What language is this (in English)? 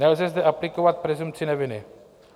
Czech